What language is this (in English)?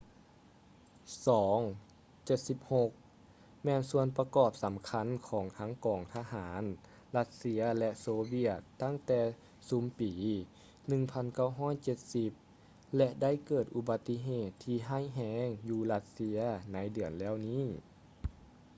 Lao